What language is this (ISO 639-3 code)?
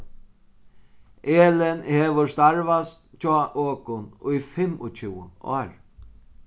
fao